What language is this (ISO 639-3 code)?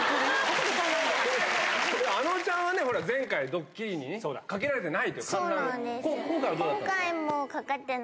jpn